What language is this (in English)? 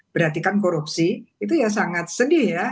Indonesian